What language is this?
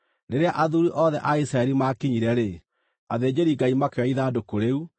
Kikuyu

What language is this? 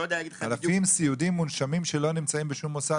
Hebrew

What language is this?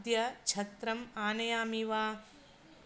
Sanskrit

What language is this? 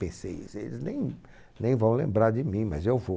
Portuguese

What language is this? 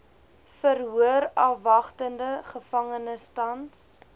Afrikaans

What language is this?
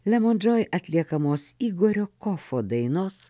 Lithuanian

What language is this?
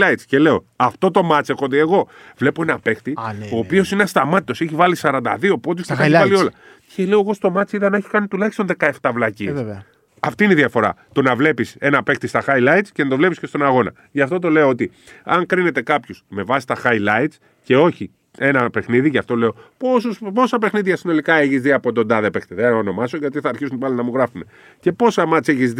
Greek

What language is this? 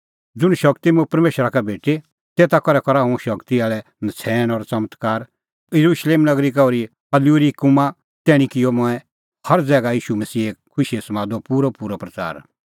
Kullu Pahari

